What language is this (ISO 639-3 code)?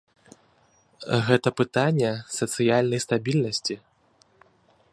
bel